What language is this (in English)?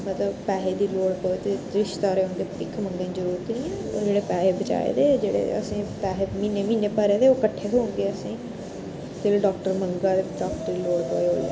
Dogri